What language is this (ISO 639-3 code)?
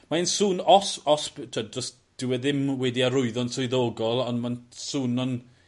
cym